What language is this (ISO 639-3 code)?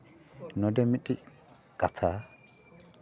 sat